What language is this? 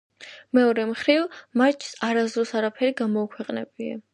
Georgian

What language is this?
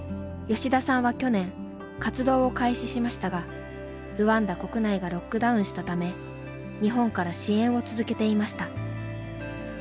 Japanese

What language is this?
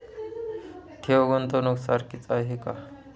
Marathi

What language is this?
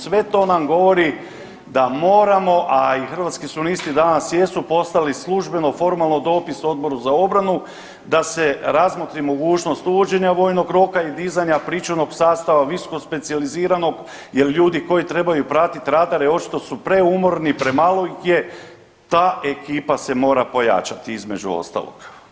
Croatian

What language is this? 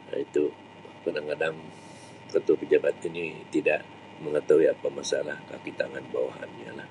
Sabah Malay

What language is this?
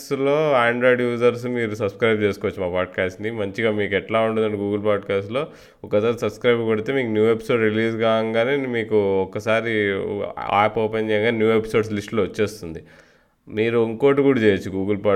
Telugu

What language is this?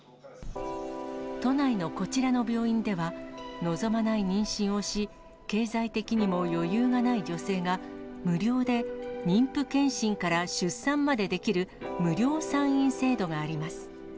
Japanese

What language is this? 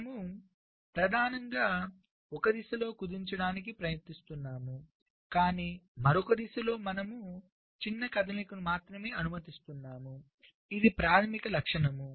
Telugu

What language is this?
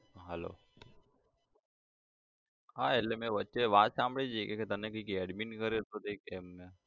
Gujarati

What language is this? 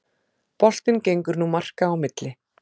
Icelandic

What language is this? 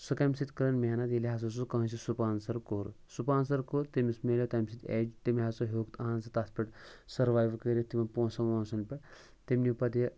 Kashmiri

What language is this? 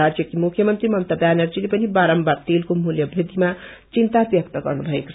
Nepali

